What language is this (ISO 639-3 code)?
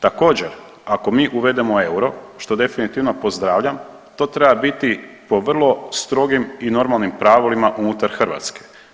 hrv